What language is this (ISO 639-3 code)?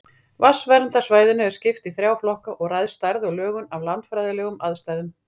isl